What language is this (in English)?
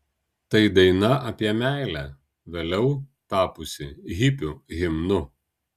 Lithuanian